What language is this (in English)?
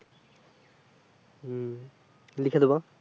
Bangla